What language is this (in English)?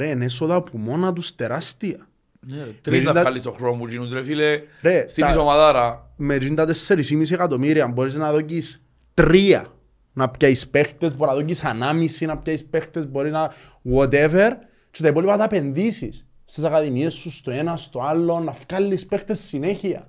Greek